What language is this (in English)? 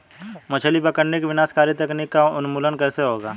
Hindi